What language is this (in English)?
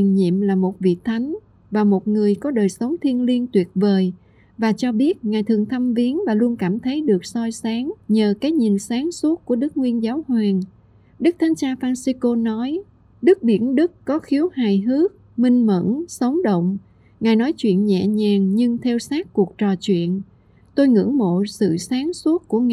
Vietnamese